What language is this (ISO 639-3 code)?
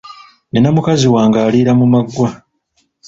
lug